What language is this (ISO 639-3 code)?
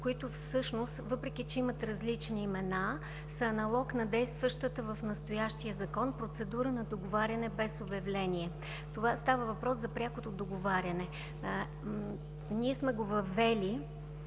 bul